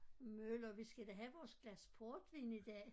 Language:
Danish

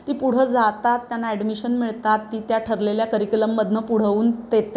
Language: Marathi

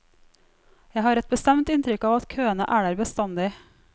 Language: Norwegian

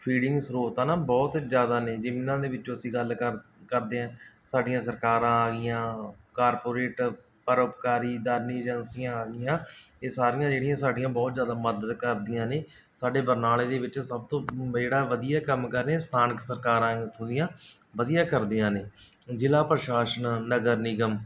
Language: Punjabi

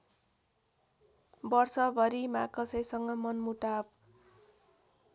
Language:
Nepali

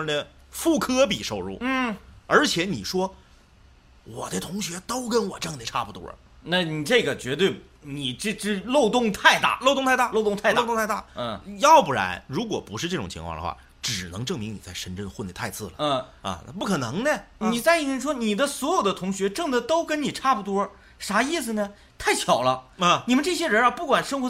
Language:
Chinese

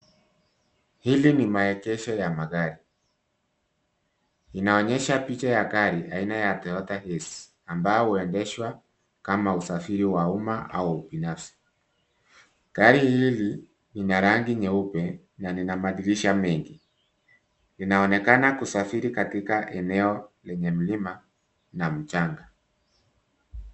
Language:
Swahili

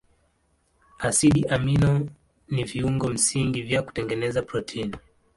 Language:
Swahili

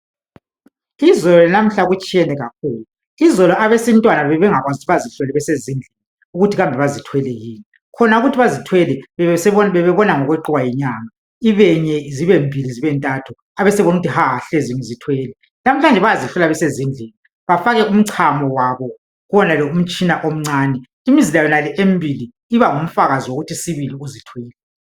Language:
North Ndebele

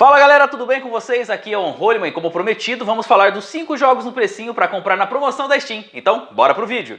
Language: Portuguese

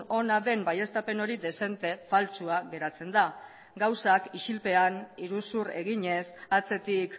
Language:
Basque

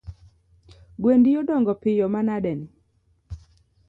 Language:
Luo (Kenya and Tanzania)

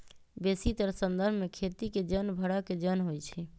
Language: Magahi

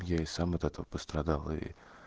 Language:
Russian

